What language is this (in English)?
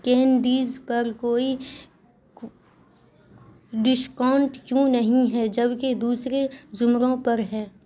Urdu